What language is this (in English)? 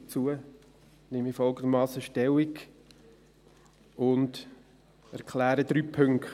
Swiss German